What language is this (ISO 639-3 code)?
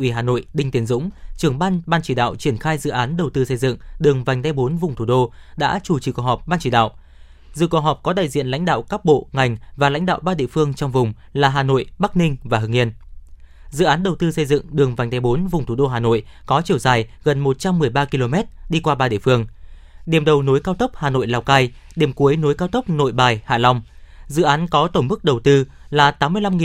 vie